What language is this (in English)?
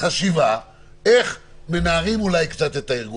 Hebrew